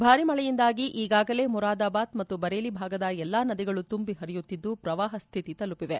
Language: Kannada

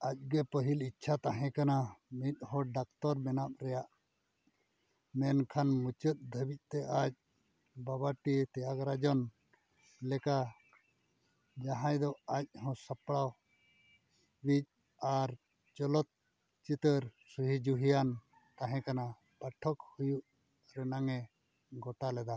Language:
Santali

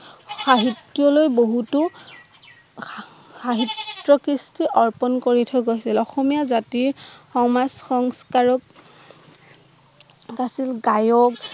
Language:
Assamese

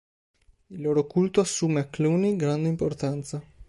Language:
Italian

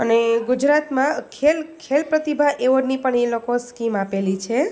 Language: Gujarati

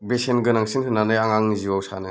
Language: Bodo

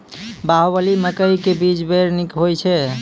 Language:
Maithili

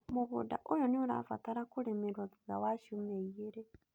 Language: Kikuyu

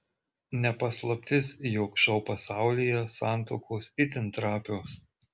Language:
Lithuanian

